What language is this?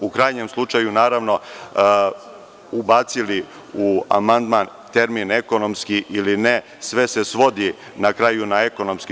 Serbian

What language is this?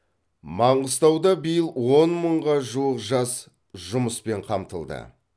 Kazakh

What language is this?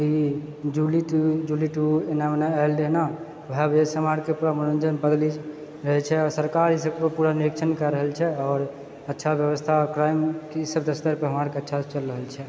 Maithili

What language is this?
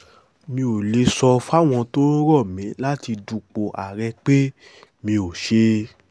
Yoruba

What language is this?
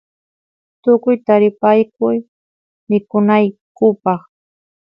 Santiago del Estero Quichua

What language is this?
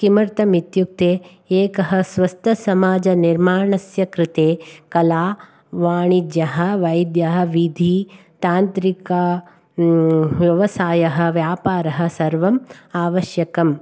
Sanskrit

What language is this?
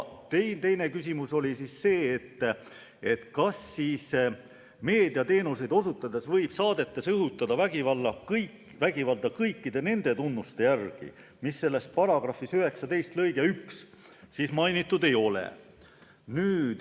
Estonian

